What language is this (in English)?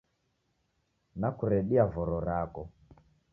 Taita